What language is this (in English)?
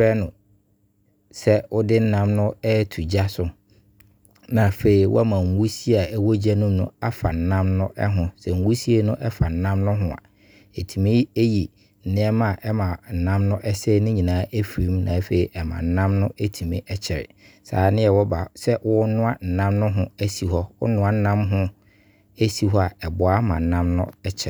Abron